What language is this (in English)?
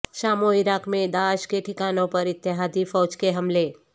Urdu